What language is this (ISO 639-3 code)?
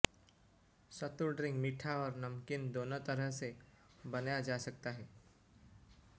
hin